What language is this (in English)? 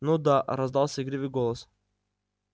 Russian